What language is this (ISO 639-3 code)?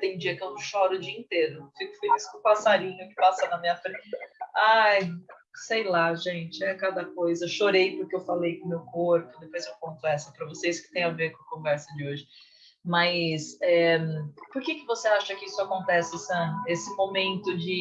por